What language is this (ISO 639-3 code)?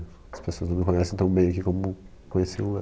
por